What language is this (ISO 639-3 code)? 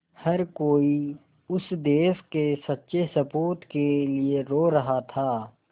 hin